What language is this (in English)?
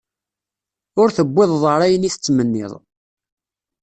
Kabyle